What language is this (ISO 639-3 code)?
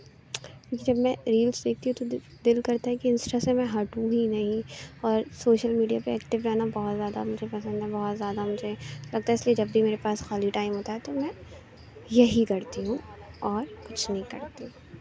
urd